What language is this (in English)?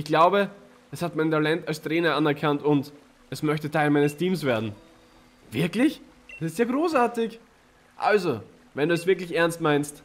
German